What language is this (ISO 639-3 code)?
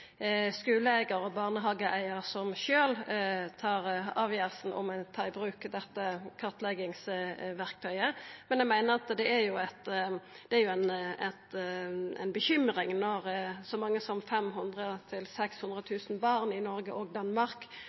nno